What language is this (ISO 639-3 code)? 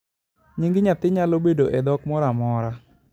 luo